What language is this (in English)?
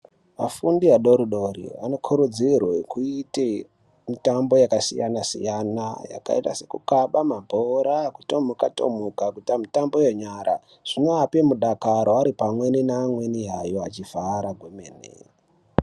Ndau